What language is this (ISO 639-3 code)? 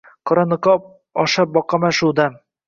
uzb